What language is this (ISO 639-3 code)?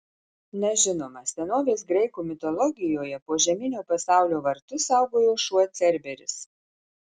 lit